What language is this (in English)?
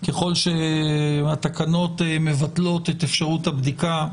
Hebrew